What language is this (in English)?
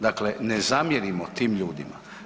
Croatian